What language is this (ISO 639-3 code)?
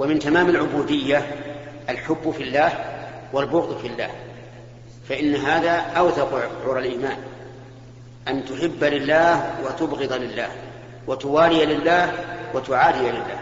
ara